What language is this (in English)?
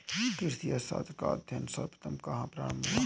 Hindi